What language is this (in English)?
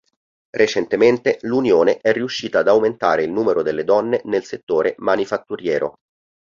Italian